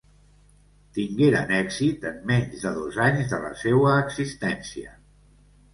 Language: Catalan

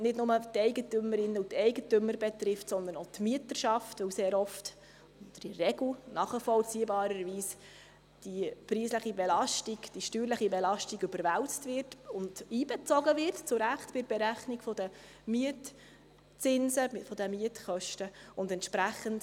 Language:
Swiss German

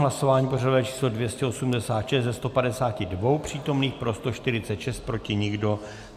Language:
Czech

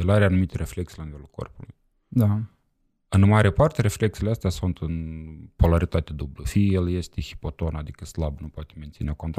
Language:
Romanian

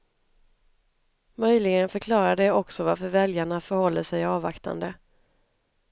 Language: Swedish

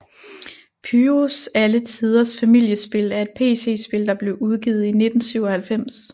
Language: Danish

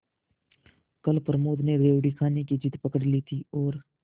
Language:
Hindi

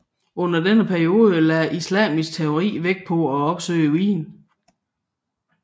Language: Danish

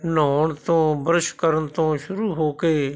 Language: Punjabi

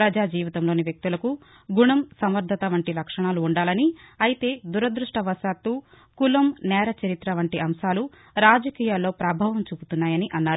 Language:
Telugu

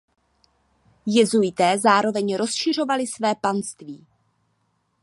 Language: Czech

